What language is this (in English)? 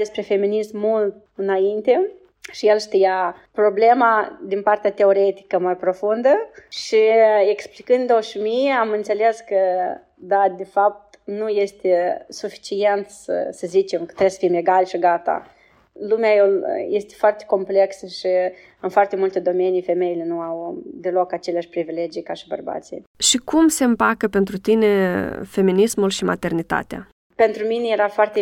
Romanian